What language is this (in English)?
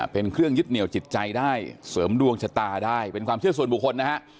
Thai